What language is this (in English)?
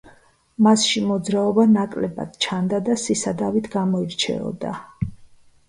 Georgian